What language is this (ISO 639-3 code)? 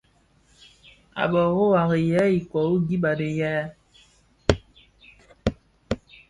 ksf